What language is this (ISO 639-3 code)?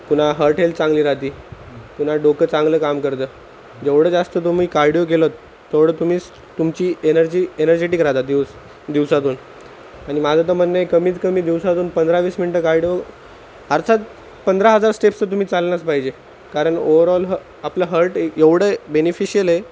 mar